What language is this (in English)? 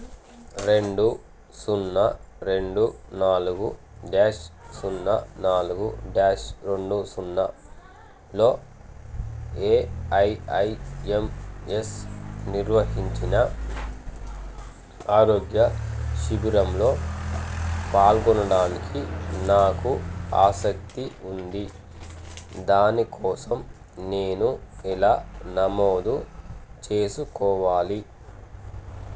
Telugu